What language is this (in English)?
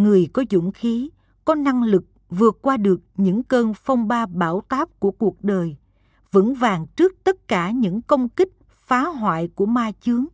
Vietnamese